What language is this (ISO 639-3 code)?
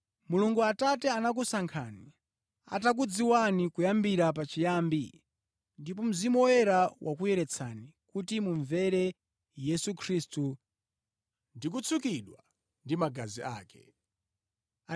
nya